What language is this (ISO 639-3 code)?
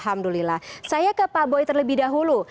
ind